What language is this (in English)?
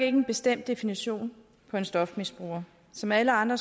Danish